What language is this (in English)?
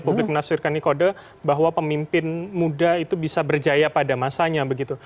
Indonesian